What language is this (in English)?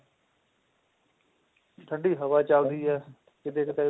Punjabi